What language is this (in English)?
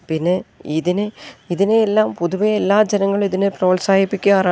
Malayalam